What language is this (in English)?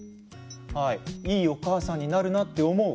Japanese